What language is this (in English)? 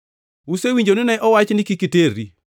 Luo (Kenya and Tanzania)